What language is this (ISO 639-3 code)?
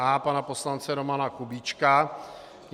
ces